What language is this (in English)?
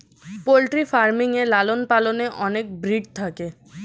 Bangla